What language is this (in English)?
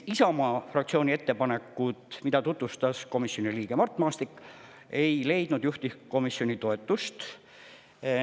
Estonian